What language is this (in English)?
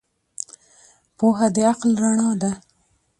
Pashto